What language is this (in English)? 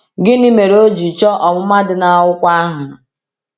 Igbo